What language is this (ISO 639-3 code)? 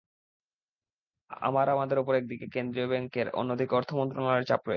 ben